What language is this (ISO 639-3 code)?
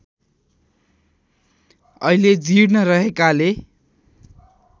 nep